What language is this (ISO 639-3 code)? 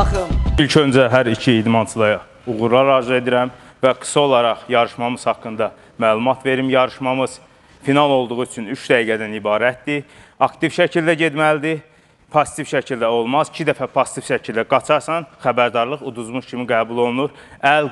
tur